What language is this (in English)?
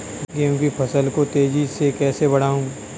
Hindi